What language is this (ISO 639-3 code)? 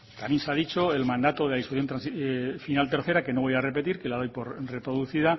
spa